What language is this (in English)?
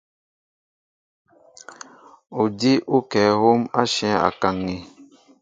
Mbo (Cameroon)